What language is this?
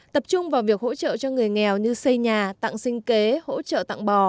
Vietnamese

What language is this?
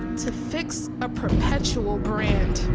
English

